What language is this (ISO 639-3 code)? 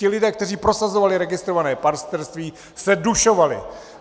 ces